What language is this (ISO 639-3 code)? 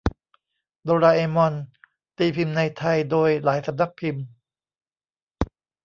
tha